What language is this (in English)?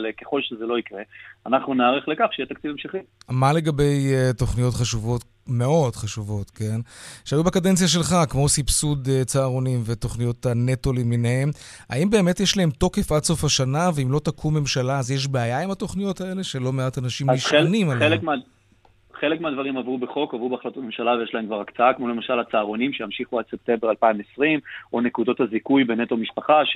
Hebrew